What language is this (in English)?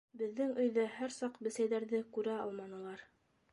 Bashkir